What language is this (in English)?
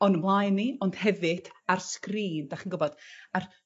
Welsh